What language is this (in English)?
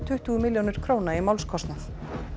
Icelandic